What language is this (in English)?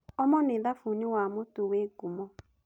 Kikuyu